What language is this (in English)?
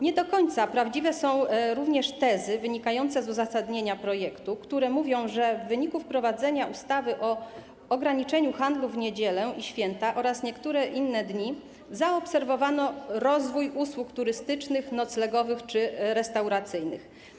Polish